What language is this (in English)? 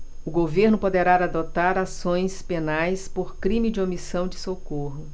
Portuguese